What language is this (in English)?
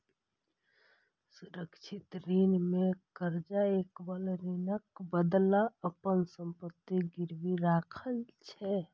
Maithili